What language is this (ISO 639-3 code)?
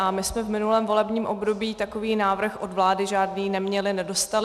ces